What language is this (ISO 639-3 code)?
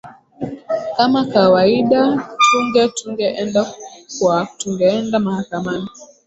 swa